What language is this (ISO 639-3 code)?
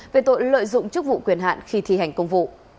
vie